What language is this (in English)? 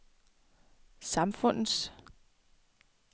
Danish